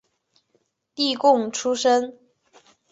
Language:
Chinese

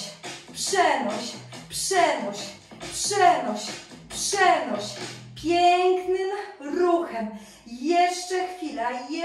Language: Polish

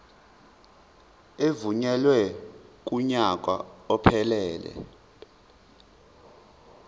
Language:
Zulu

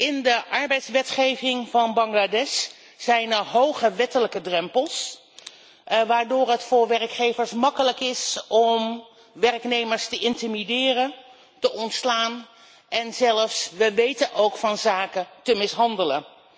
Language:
Dutch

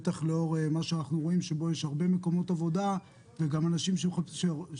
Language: Hebrew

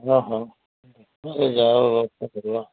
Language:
Odia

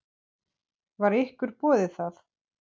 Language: Icelandic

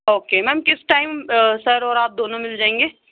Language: Urdu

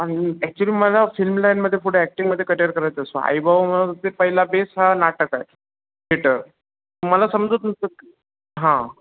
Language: Marathi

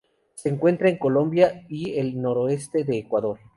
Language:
Spanish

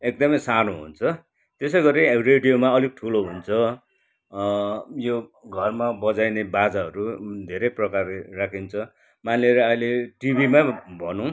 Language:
Nepali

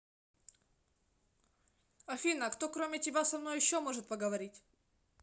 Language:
Russian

